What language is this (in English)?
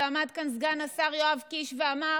Hebrew